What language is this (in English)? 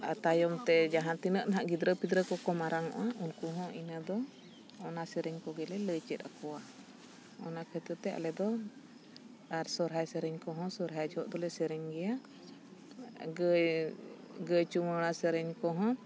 Santali